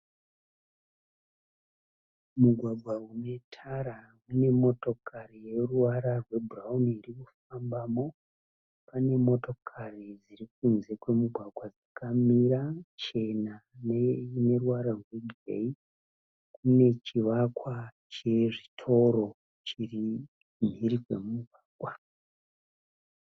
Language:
Shona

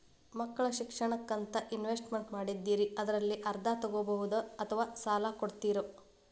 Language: Kannada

